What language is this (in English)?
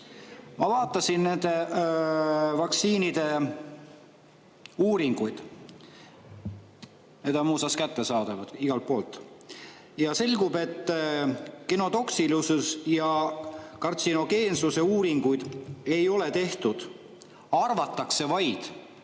Estonian